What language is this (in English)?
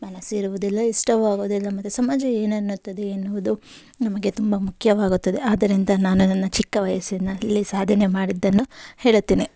Kannada